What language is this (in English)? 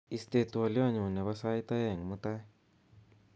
Kalenjin